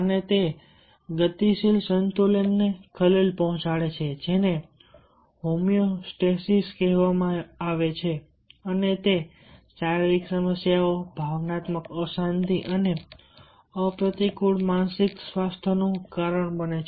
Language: Gujarati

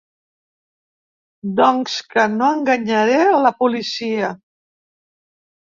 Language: Catalan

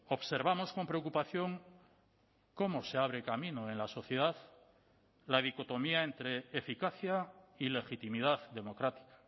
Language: Spanish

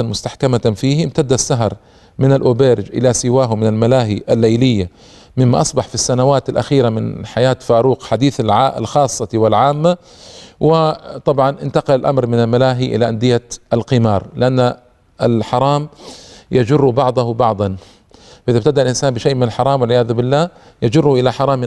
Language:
Arabic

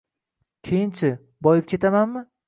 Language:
Uzbek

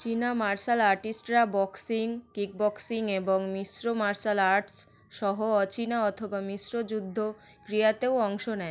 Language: Bangla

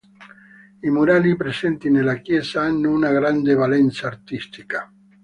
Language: Italian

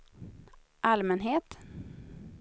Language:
Swedish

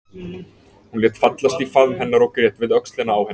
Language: Icelandic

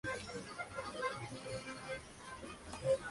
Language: Spanish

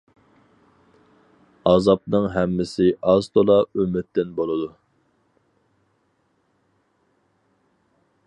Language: Uyghur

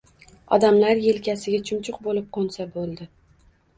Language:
Uzbek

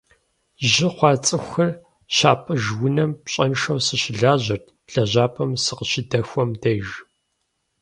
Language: Kabardian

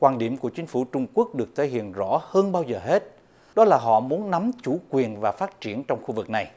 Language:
Vietnamese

